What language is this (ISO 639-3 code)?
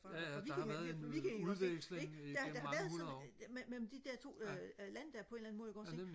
dan